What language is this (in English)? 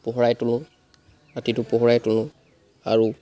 Assamese